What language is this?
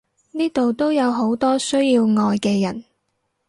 Cantonese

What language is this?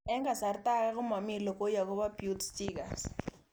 Kalenjin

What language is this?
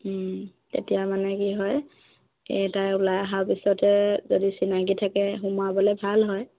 Assamese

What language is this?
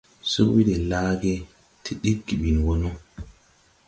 Tupuri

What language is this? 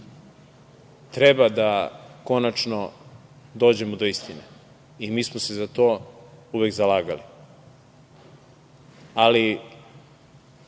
Serbian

